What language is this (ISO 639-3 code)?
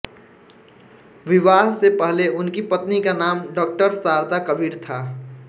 hin